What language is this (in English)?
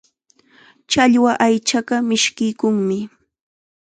Chiquián Ancash Quechua